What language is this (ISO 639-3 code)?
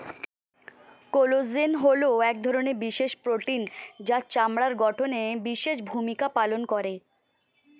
ben